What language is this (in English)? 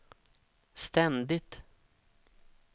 Swedish